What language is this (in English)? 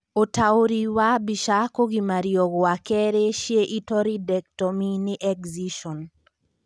Kikuyu